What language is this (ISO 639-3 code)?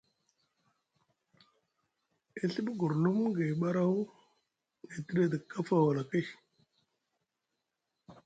mug